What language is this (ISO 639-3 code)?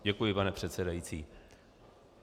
ces